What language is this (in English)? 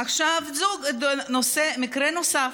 Hebrew